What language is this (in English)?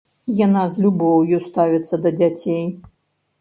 Belarusian